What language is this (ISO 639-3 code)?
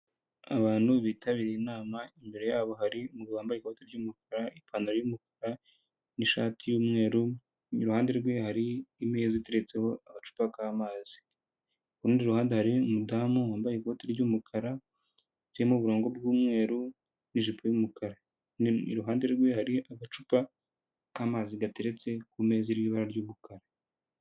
kin